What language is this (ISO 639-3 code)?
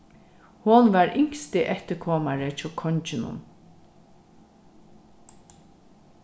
fao